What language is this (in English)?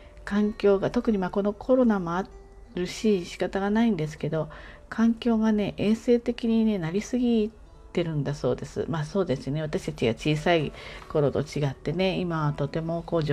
Japanese